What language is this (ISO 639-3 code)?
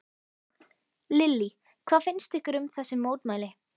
isl